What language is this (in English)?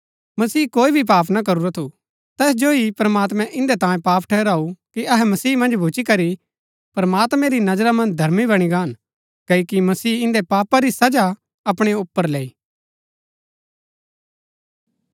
Gaddi